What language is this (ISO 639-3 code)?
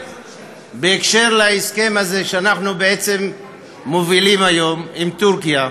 heb